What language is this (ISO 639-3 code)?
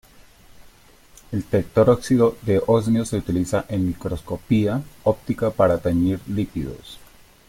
spa